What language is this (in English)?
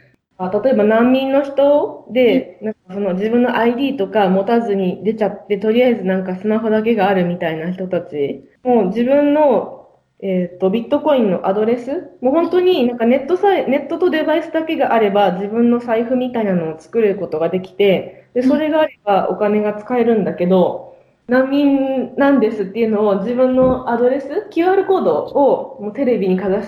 Japanese